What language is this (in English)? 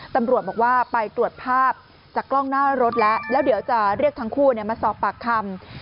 Thai